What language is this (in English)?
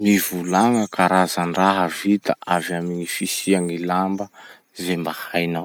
Masikoro Malagasy